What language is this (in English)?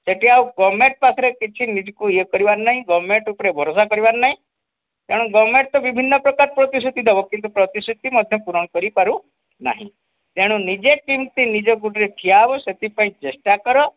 Odia